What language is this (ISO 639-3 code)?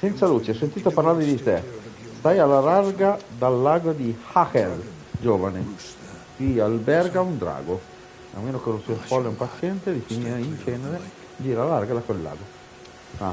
ita